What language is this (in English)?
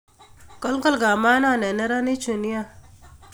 Kalenjin